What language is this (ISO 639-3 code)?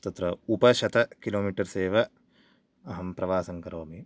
san